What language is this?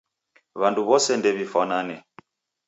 Taita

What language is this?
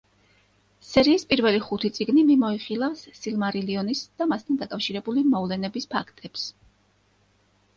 Georgian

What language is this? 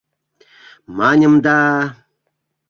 Mari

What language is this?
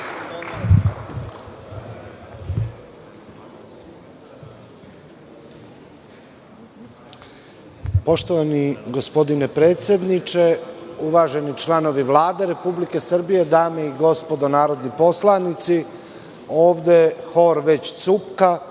Serbian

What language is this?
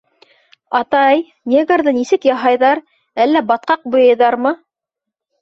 Bashkir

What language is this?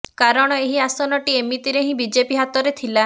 Odia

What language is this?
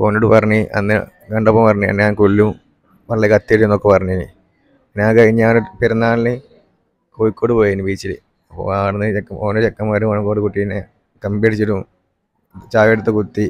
Malayalam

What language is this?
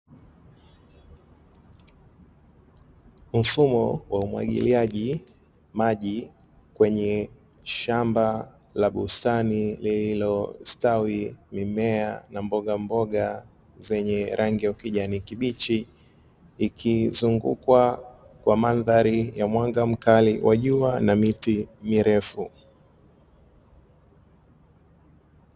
Swahili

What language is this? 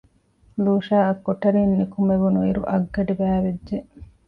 Divehi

